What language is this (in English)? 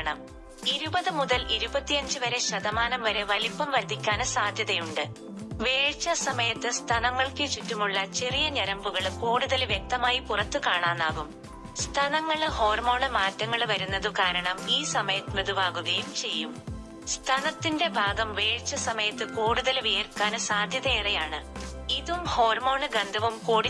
Malayalam